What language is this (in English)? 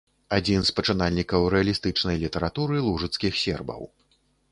Belarusian